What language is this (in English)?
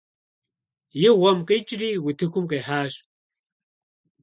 Kabardian